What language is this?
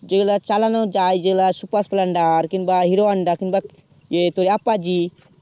Bangla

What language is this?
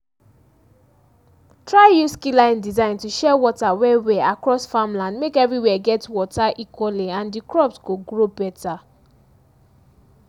Nigerian Pidgin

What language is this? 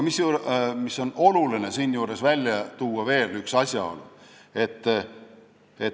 Estonian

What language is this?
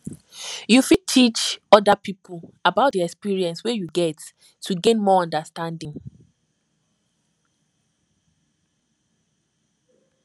Nigerian Pidgin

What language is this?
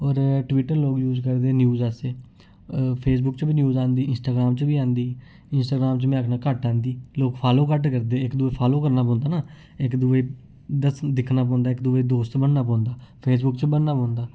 Dogri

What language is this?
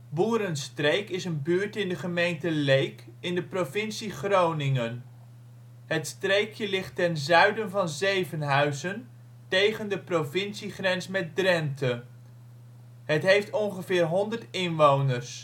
Dutch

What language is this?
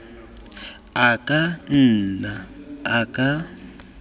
Tswana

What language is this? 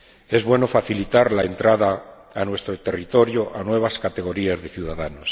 Spanish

